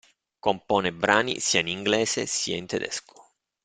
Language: Italian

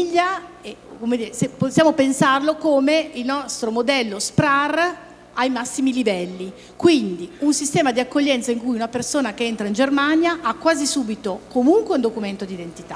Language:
Italian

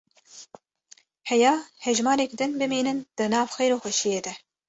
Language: Kurdish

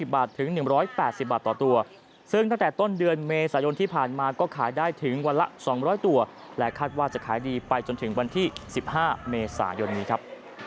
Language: Thai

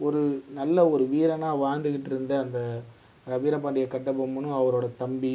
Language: Tamil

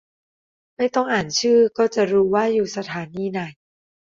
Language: Thai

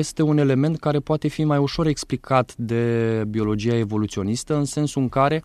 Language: Romanian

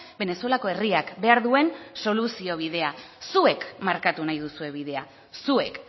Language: Basque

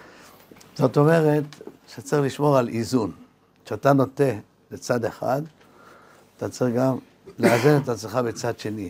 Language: Hebrew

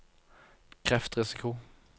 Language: Norwegian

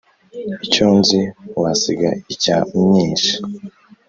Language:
Kinyarwanda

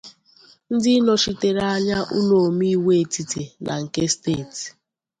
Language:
Igbo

